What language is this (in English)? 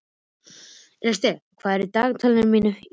Icelandic